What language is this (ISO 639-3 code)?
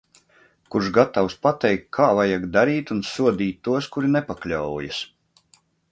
lav